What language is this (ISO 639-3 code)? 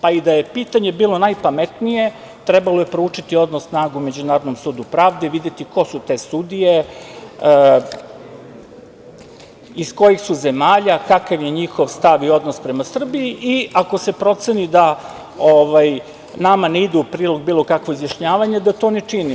srp